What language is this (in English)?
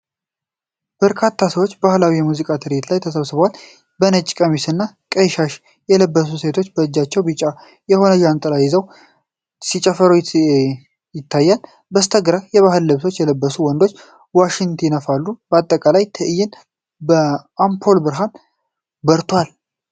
Amharic